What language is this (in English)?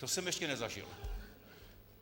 Czech